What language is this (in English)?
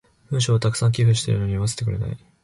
Japanese